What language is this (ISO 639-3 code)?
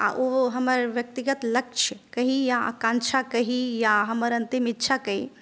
mai